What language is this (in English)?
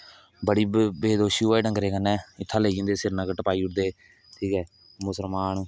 Dogri